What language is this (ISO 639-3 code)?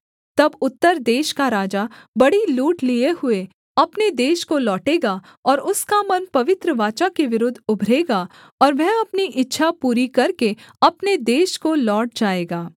hin